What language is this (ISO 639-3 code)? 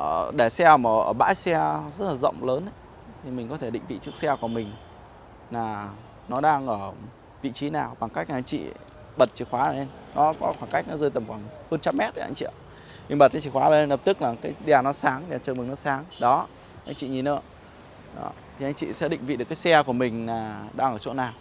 vie